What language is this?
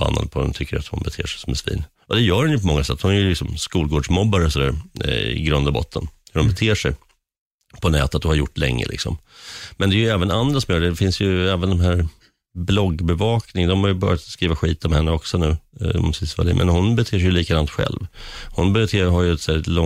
Swedish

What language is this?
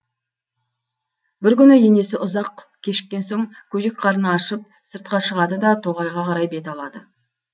Kazakh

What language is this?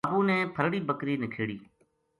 Gujari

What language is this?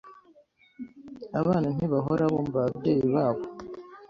Kinyarwanda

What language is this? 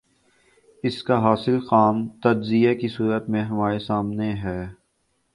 Urdu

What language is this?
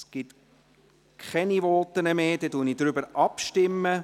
Swiss German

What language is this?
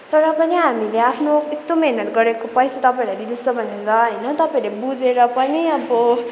Nepali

